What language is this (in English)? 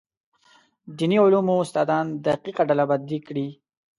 Pashto